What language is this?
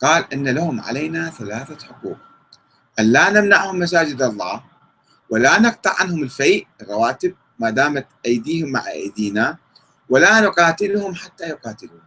Arabic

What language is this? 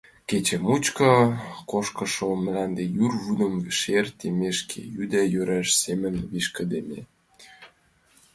Mari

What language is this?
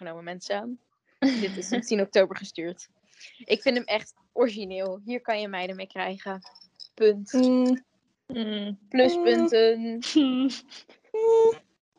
Dutch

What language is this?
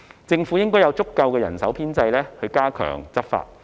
Cantonese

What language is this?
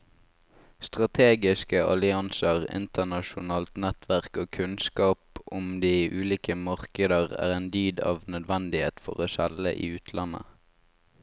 Norwegian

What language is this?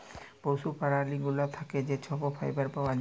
Bangla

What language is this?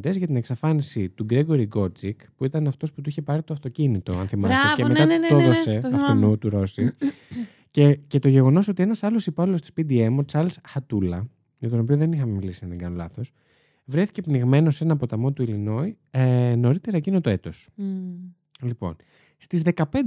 Greek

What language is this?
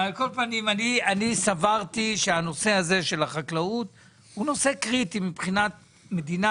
Hebrew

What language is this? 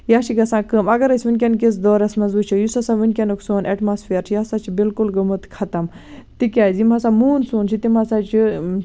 Kashmiri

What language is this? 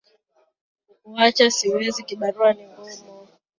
Swahili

